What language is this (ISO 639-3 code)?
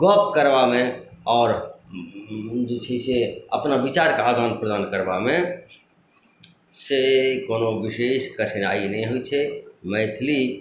mai